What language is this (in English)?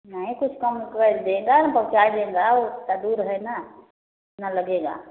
Hindi